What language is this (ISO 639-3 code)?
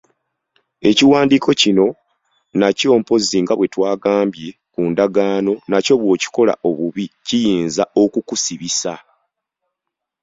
lug